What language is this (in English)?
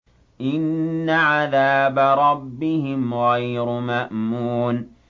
Arabic